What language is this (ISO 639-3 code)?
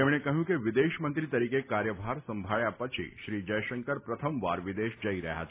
guj